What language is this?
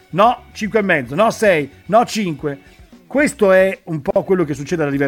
Italian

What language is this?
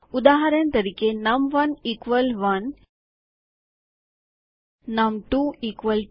Gujarati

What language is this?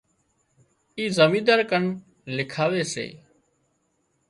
Wadiyara Koli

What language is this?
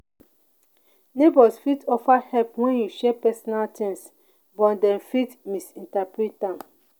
Nigerian Pidgin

